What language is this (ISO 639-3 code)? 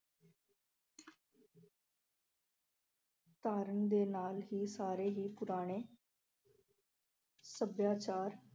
pan